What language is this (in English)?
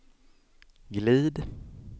Swedish